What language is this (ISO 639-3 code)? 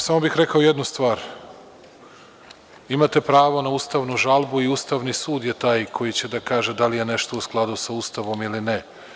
srp